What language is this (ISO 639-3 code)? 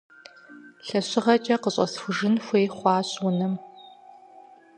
kbd